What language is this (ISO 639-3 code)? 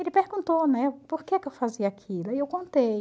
por